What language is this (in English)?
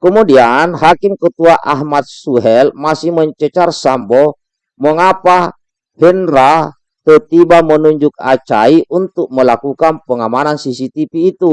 Indonesian